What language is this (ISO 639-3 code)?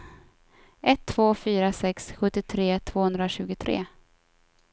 swe